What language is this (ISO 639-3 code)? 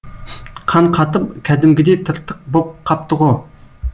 kaz